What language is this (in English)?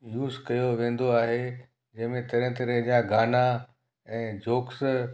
Sindhi